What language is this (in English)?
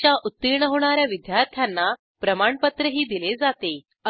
Marathi